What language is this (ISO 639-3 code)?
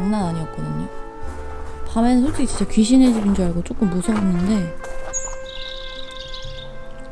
kor